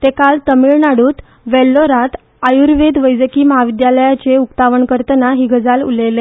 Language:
Konkani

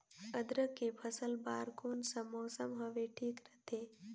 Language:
Chhattisgarhi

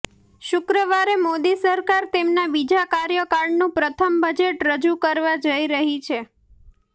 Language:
Gujarati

